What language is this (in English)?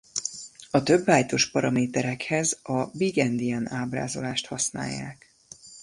Hungarian